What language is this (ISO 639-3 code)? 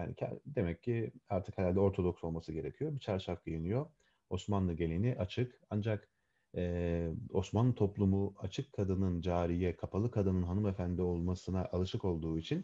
tur